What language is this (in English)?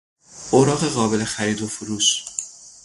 Persian